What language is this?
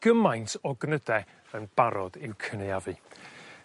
Welsh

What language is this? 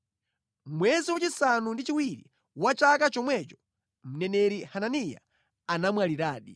Nyanja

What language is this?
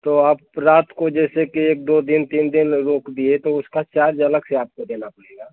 Hindi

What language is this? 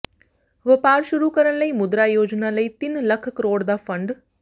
Punjabi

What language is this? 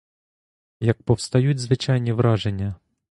Ukrainian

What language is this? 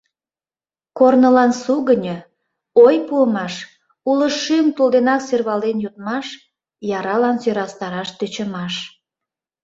Mari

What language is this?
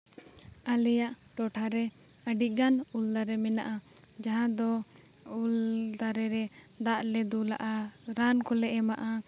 Santali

